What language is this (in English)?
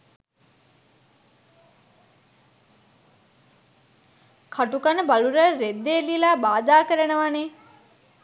Sinhala